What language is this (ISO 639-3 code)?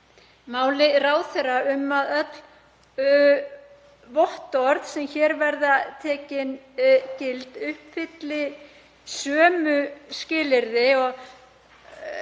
isl